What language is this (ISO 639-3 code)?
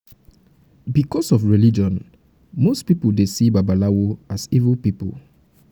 pcm